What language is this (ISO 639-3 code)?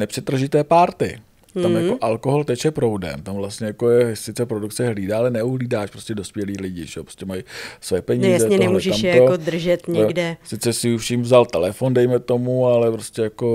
ces